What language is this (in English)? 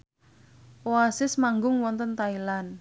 Javanese